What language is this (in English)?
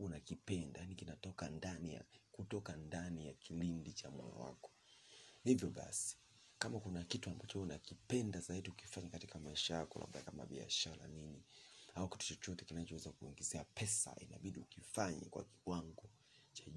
Swahili